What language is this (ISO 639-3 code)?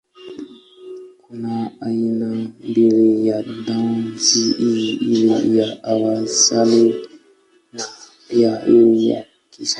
swa